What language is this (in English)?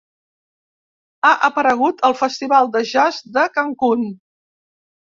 Catalan